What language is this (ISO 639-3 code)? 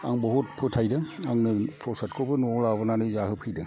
brx